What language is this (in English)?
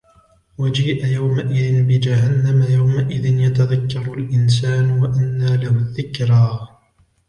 Arabic